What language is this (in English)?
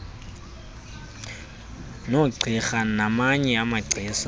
Xhosa